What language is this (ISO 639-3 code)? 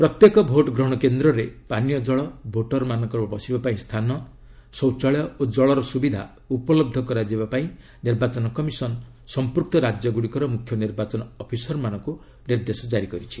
ori